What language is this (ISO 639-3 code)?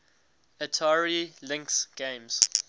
eng